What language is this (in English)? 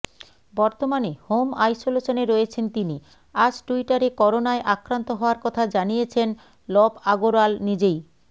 Bangla